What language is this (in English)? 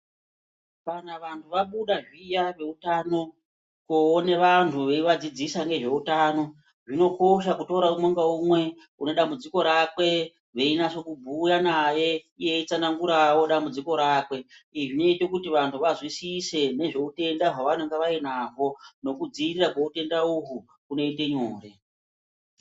Ndau